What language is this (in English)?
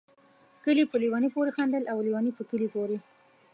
Pashto